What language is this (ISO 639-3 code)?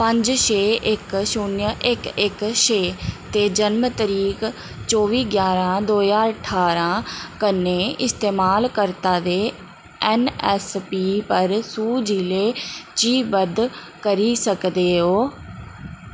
doi